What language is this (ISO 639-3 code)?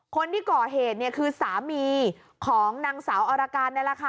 tha